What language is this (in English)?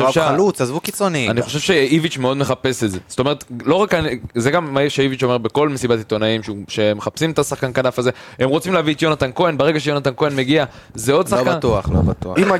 Hebrew